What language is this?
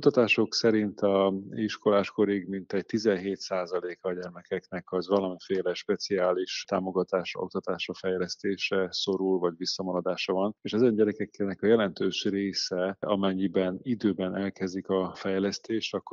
Hungarian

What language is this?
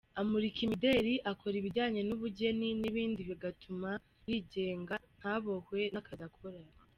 Kinyarwanda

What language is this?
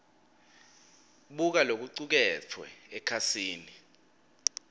Swati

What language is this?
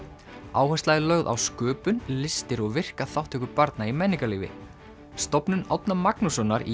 Icelandic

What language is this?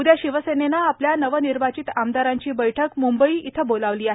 Marathi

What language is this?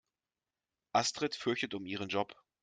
German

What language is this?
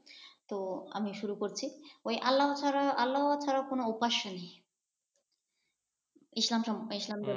Bangla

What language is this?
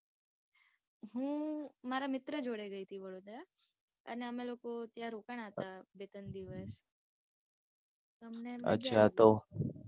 Gujarati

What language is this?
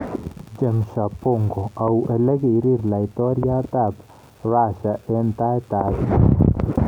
Kalenjin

